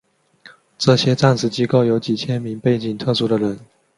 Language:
Chinese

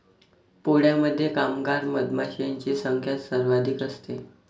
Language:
Marathi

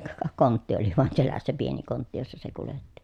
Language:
Finnish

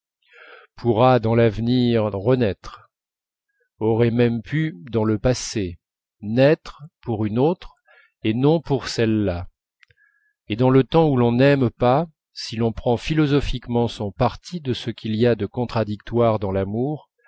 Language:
French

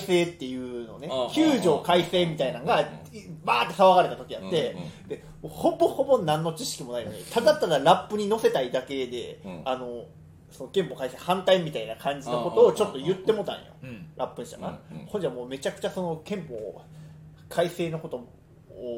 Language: Japanese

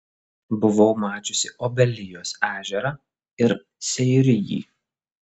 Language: Lithuanian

